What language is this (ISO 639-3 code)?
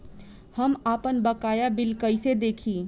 bho